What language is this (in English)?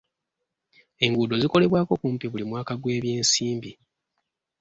Ganda